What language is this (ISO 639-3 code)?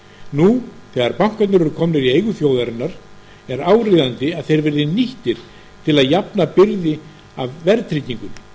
isl